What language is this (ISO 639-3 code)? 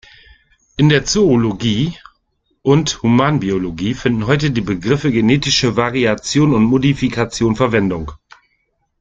deu